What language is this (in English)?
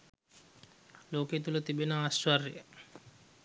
Sinhala